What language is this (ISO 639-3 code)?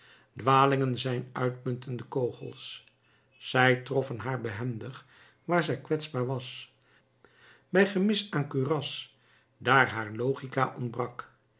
nld